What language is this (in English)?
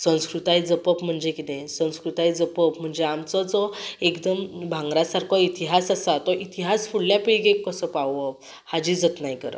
Konkani